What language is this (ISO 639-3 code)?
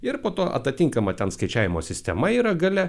lit